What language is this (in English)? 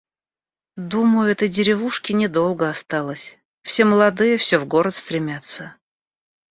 Russian